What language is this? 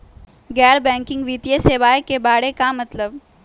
Magahi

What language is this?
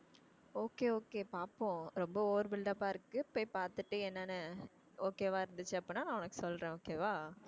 Tamil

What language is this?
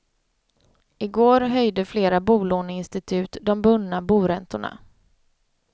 Swedish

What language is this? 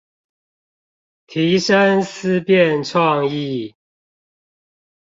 Chinese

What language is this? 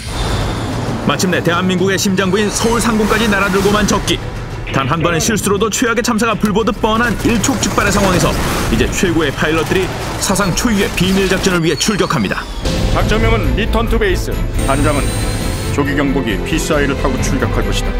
Korean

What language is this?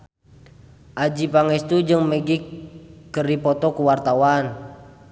Sundanese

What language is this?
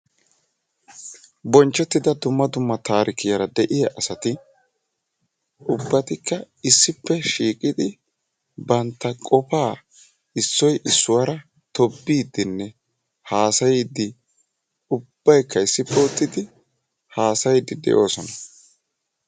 Wolaytta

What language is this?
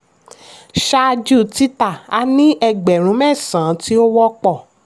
Yoruba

